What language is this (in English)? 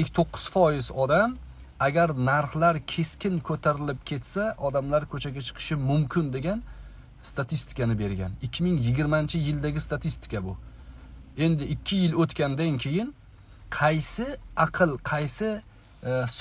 Turkish